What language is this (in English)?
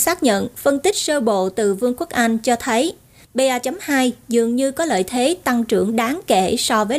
Vietnamese